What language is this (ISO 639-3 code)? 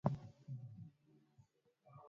swa